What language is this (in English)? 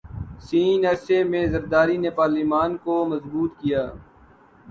Urdu